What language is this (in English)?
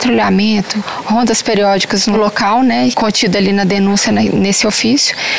Portuguese